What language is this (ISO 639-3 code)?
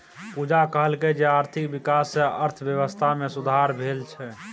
mai